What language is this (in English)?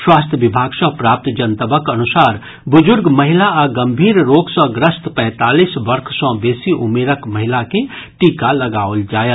Maithili